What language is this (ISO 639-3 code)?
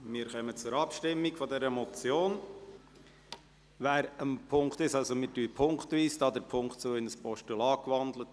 gsw